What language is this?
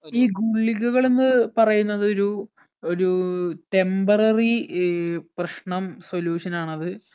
Malayalam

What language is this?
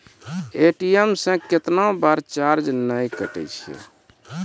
Maithili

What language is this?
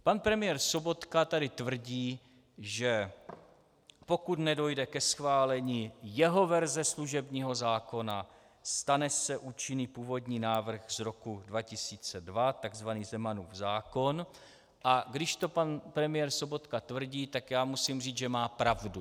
Czech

